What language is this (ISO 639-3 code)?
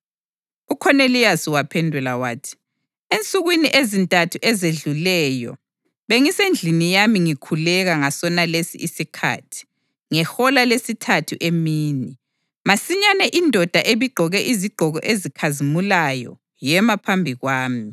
nde